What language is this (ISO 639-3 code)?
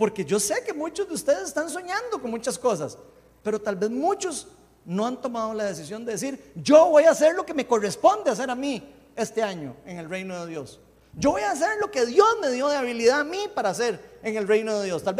spa